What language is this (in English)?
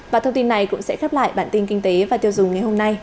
Vietnamese